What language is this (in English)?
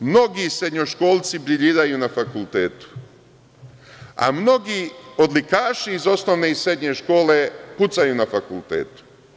Serbian